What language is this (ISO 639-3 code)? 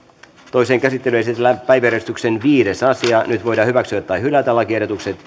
fin